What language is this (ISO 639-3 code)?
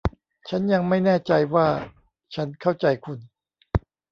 tha